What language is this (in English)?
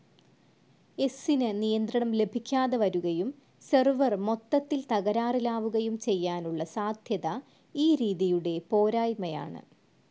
Malayalam